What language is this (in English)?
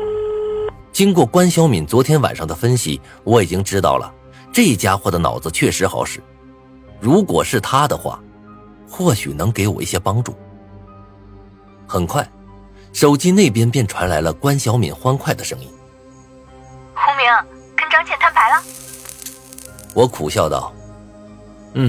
Chinese